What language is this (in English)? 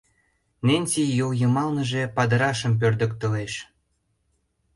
Mari